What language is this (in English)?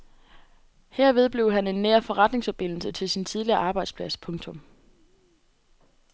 Danish